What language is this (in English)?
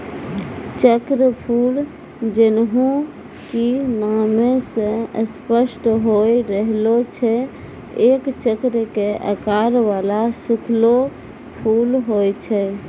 Maithili